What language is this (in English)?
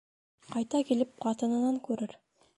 Bashkir